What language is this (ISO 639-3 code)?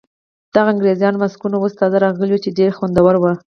pus